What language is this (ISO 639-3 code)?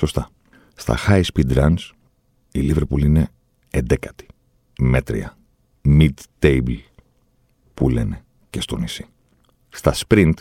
ell